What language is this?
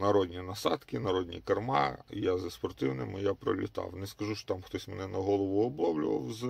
Ukrainian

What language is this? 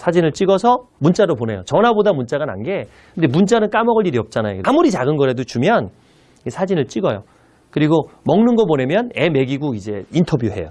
Korean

